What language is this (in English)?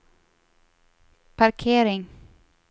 Swedish